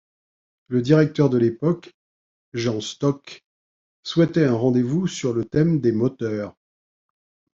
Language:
French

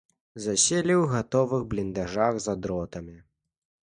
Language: Belarusian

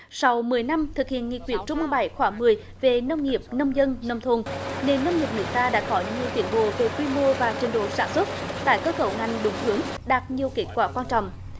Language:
Vietnamese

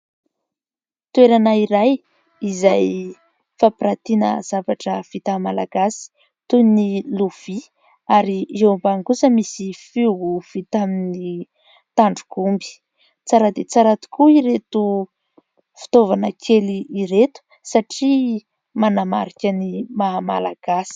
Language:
Malagasy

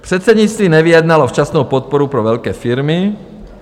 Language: Czech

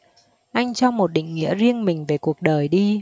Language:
Vietnamese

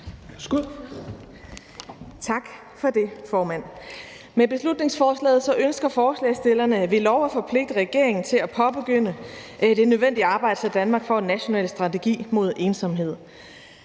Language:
Danish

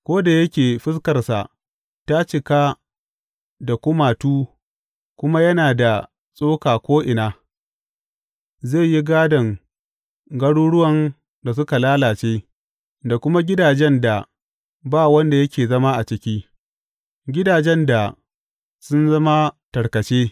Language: Hausa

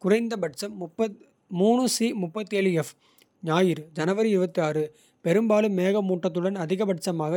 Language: Kota (India)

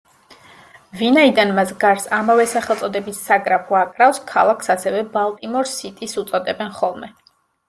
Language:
Georgian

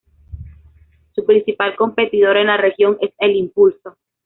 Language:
Spanish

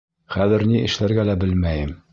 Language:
Bashkir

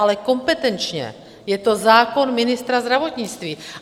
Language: Czech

